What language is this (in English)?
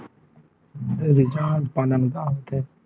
Chhattisgarhi